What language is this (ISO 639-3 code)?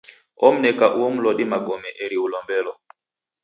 dav